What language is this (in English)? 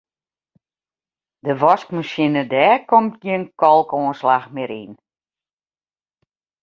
Western Frisian